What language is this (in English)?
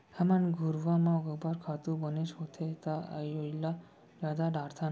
Chhattisgarhi